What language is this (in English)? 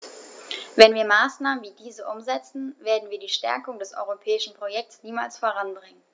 German